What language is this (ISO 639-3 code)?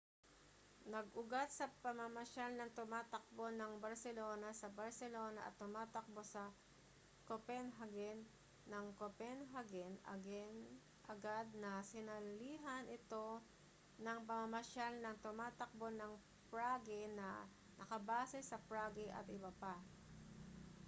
fil